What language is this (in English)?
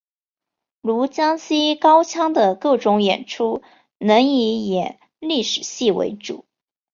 Chinese